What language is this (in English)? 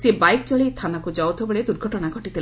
Odia